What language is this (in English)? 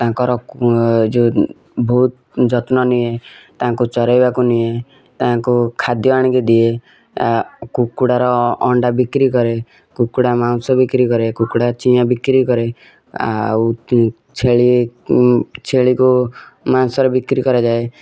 Odia